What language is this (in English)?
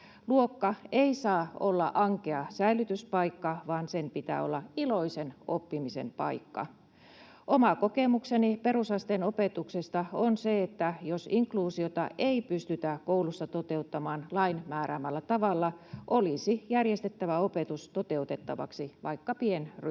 Finnish